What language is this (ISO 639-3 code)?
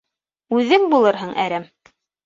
bak